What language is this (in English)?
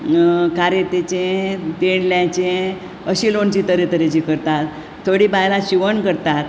Konkani